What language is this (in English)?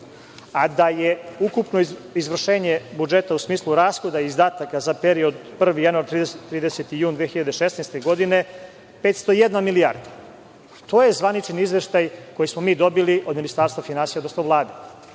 Serbian